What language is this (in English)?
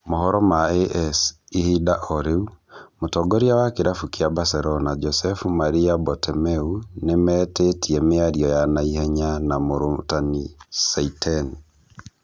Kikuyu